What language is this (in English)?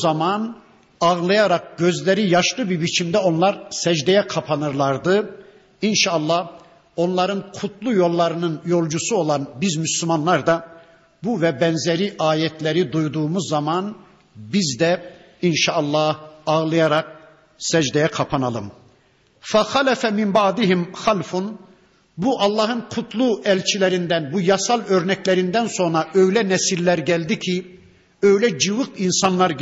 Turkish